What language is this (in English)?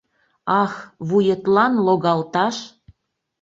Mari